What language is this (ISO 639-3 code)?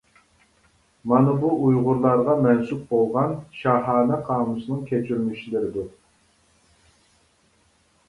uig